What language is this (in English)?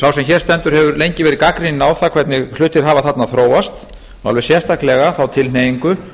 Icelandic